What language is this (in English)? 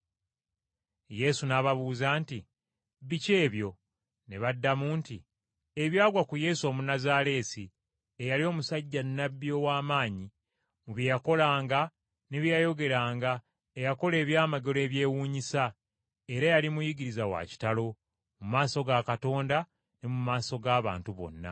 Ganda